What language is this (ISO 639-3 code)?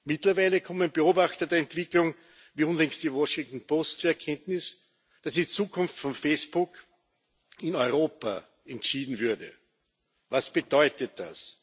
deu